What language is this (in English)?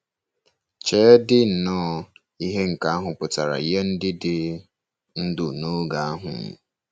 Igbo